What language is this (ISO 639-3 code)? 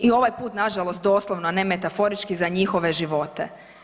hrv